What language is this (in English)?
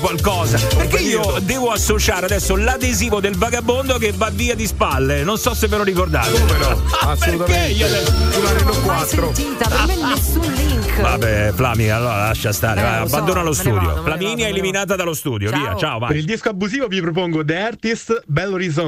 Italian